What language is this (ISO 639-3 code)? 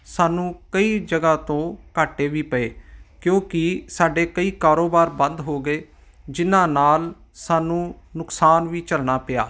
pan